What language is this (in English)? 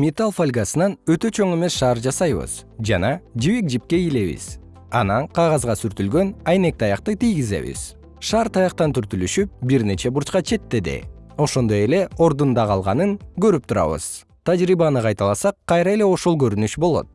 Kyrgyz